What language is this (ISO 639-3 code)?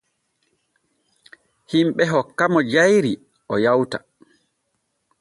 fue